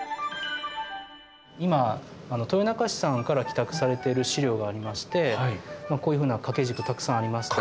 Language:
Japanese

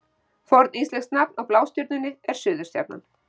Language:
Icelandic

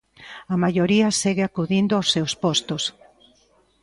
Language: Galician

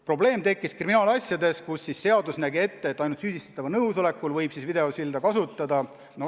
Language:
Estonian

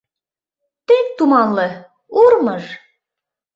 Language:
Mari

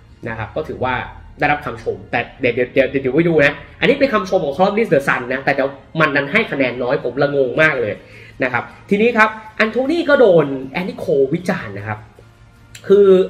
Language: Thai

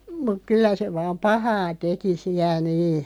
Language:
Finnish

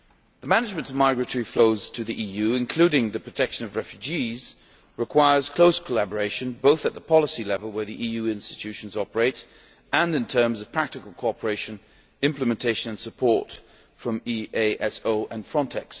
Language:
English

